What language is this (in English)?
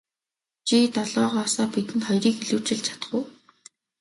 Mongolian